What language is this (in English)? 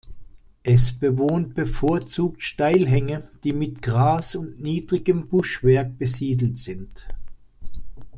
German